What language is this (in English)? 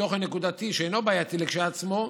Hebrew